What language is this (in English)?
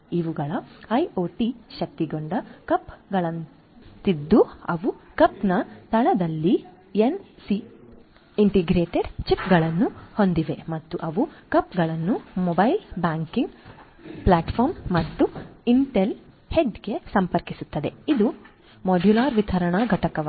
Kannada